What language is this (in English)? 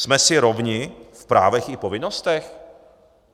Czech